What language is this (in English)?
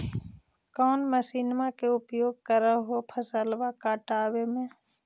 Magahi